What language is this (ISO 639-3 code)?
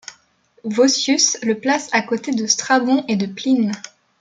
fra